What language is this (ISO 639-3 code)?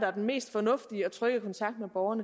dan